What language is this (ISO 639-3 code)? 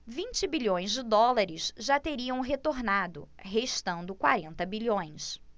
por